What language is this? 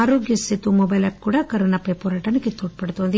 Telugu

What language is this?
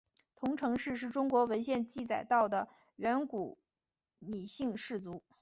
Chinese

